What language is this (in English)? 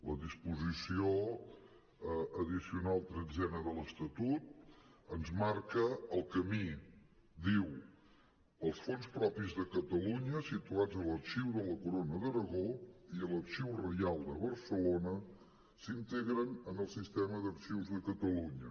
Catalan